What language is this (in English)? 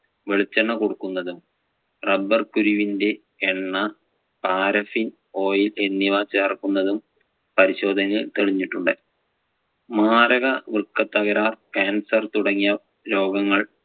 Malayalam